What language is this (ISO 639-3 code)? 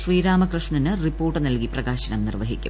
mal